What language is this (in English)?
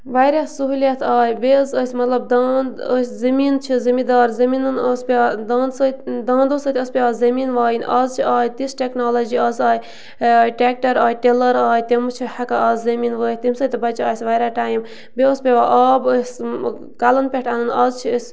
Kashmiri